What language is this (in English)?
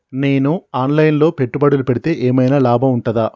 Telugu